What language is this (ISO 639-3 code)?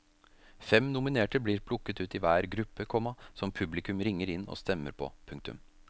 nor